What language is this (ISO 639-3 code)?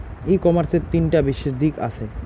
ben